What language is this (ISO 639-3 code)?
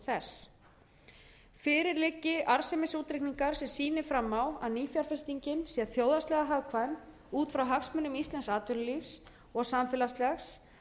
isl